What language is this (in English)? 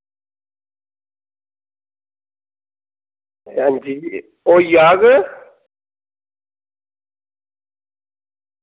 Dogri